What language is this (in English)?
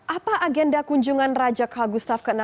Indonesian